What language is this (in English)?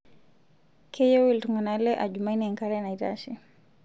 Masai